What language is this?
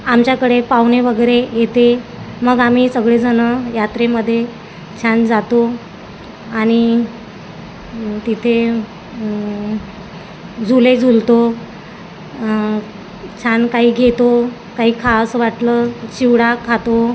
Marathi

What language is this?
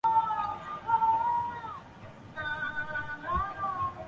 Chinese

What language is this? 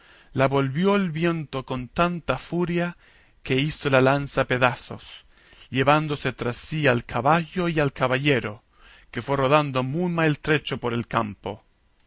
Spanish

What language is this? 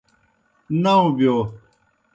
Kohistani Shina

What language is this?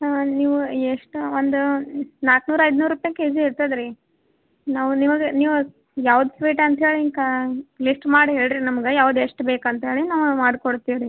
Kannada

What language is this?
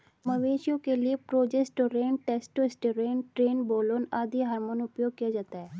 Hindi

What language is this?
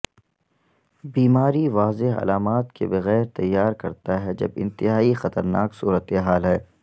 Urdu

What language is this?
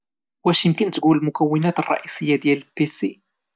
Moroccan Arabic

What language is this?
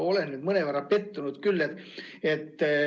Estonian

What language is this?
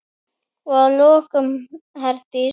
Icelandic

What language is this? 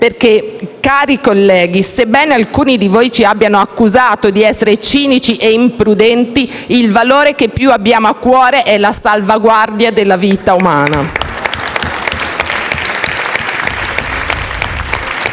Italian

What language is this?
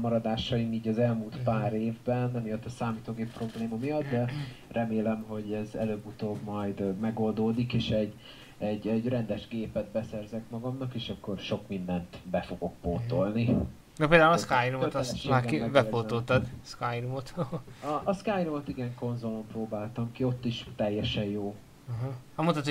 Hungarian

